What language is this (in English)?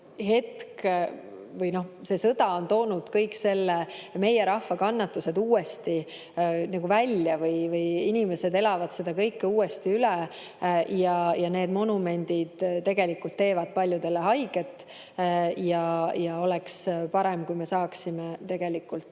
Estonian